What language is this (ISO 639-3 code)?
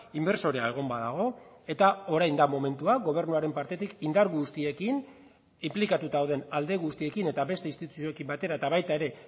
eus